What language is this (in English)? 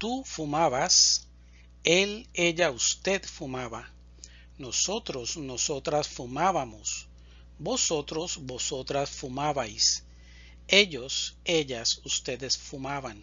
Spanish